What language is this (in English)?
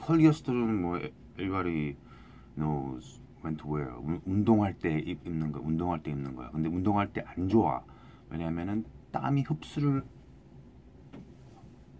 Korean